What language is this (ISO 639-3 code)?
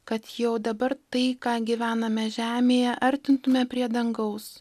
lit